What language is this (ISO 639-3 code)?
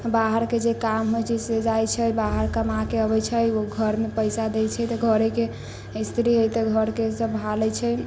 mai